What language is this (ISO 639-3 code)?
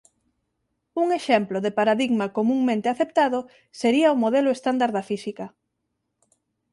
glg